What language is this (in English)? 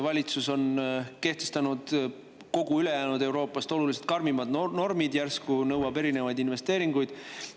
Estonian